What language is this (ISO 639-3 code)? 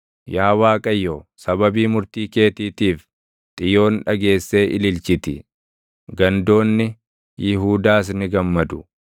orm